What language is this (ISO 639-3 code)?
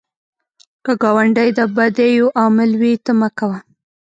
pus